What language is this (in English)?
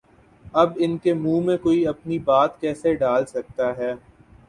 Urdu